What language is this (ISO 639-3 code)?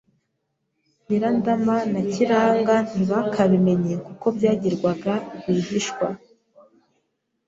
kin